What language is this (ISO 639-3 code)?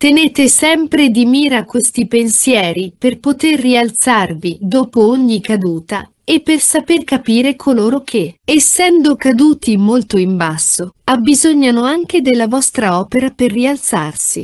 ita